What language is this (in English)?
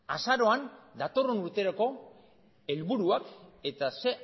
Basque